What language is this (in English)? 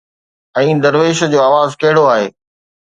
Sindhi